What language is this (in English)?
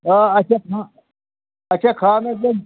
Kashmiri